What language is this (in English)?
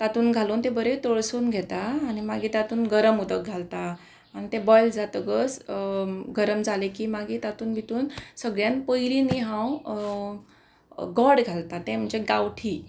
Konkani